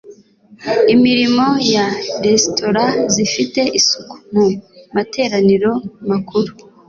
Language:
Kinyarwanda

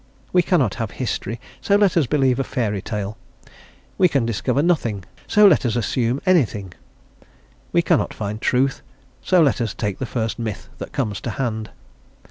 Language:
English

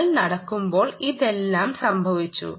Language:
Malayalam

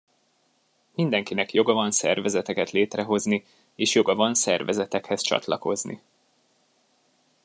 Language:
Hungarian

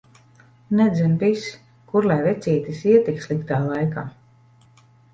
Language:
Latvian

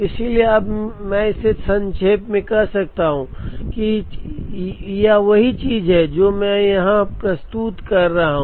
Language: Hindi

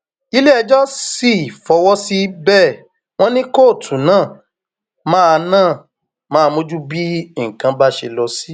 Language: Yoruba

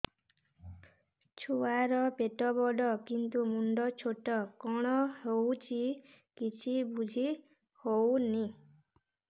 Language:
Odia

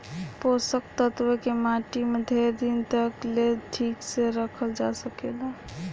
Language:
Bhojpuri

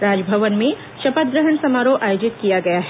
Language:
Hindi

